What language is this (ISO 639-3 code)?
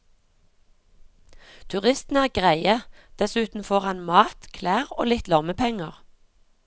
nor